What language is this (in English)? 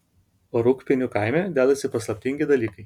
Lithuanian